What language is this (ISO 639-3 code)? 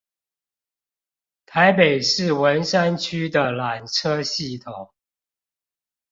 zho